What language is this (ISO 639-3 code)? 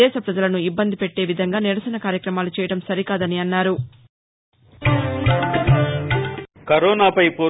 tel